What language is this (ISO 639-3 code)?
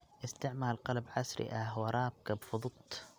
som